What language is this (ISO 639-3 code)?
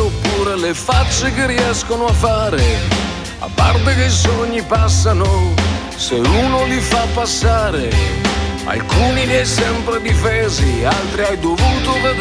ita